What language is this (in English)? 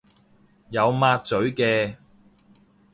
Cantonese